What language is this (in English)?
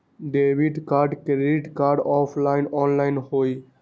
Magahi